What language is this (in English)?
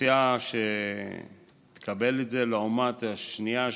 Hebrew